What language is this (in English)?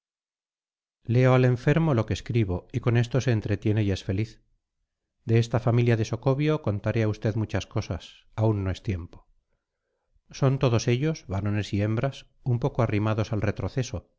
Spanish